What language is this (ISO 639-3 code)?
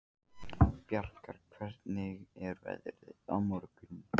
isl